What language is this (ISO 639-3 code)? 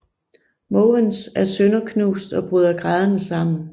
dan